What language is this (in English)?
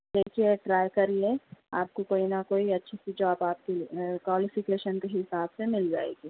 Urdu